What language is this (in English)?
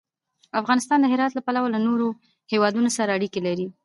Pashto